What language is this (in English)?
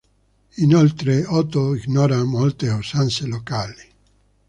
Italian